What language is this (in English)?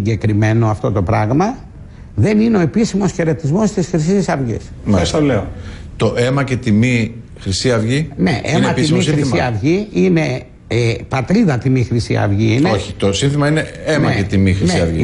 Greek